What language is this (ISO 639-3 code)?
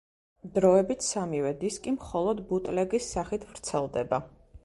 kat